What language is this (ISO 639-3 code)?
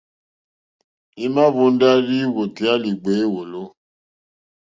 bri